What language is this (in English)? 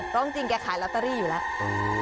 Thai